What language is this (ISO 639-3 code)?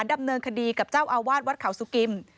tha